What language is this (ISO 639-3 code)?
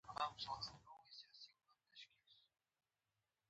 pus